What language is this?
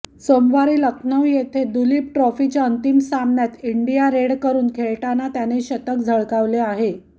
Marathi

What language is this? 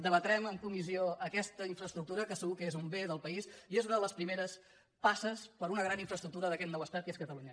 Catalan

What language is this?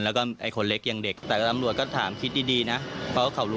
Thai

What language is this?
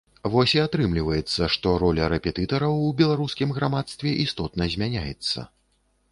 Belarusian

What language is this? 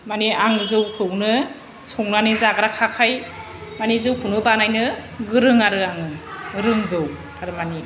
Bodo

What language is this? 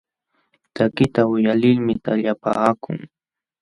Jauja Wanca Quechua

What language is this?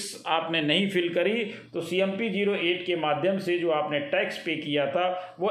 Hindi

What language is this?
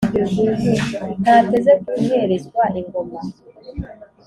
Kinyarwanda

